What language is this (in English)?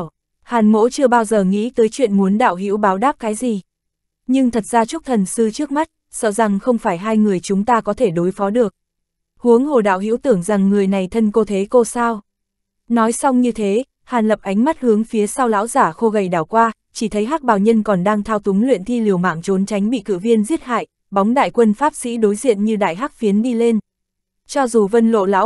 Vietnamese